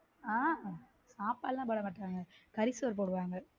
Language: Tamil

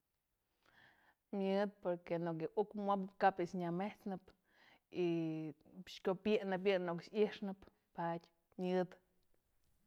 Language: Mazatlán Mixe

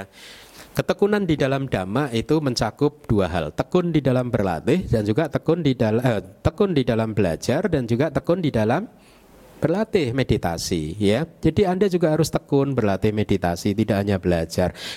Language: Indonesian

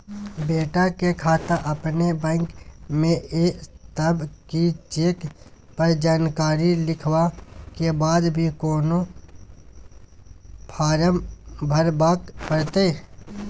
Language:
Maithili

